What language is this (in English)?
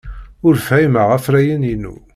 Kabyle